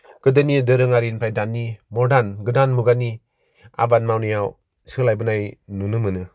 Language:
Bodo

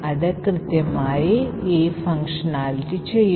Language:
Malayalam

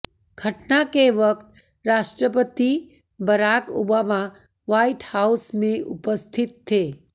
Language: Hindi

